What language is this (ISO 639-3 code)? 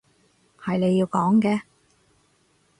yue